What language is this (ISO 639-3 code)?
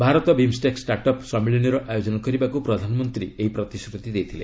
ori